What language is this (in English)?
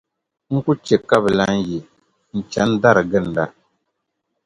Dagbani